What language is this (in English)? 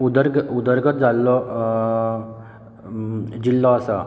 Konkani